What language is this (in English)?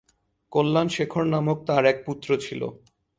Bangla